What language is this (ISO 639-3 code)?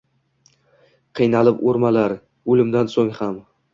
uzb